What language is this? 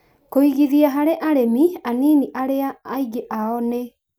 Kikuyu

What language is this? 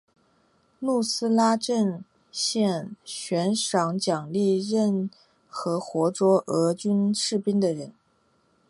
Chinese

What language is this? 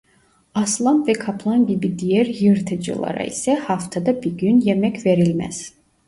Turkish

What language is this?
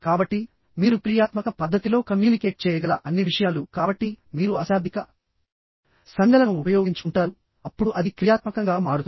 Telugu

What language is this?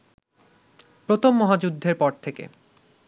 Bangla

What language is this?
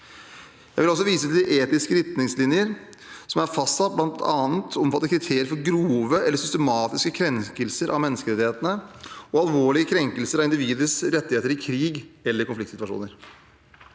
Norwegian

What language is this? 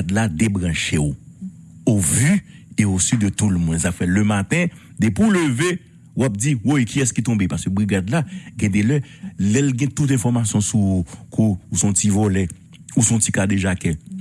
French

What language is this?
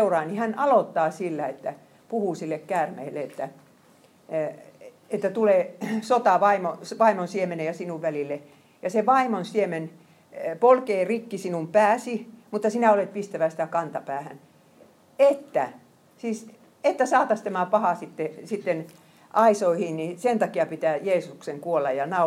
Finnish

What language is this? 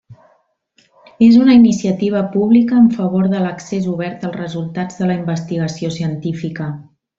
Catalan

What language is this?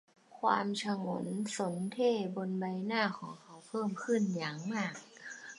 Thai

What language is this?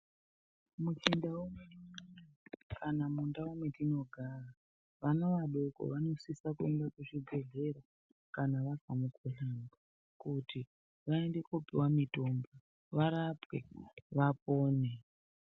Ndau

